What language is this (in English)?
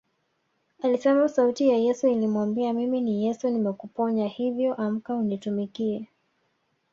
Swahili